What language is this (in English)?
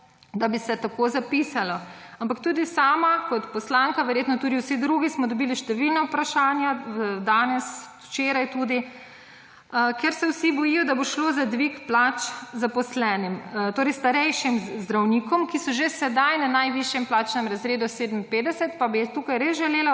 Slovenian